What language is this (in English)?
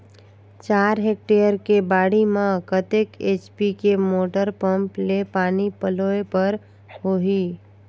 Chhattisgarhi